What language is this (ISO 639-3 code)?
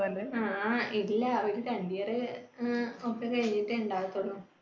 mal